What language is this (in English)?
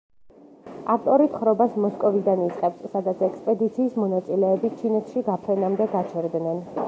Georgian